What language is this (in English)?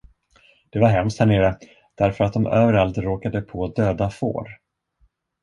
Swedish